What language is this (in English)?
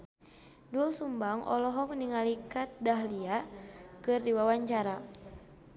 Sundanese